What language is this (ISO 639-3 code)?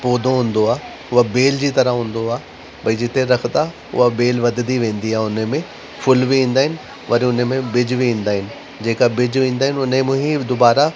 snd